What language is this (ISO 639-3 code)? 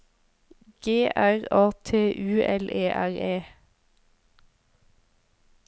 nor